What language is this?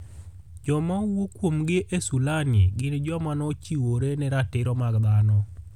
Luo (Kenya and Tanzania)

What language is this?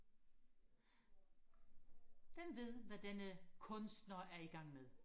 Danish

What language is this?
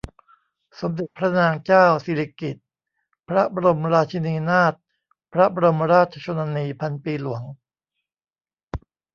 Thai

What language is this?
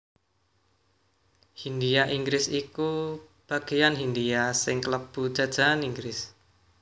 Javanese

